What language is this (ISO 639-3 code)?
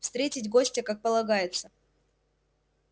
rus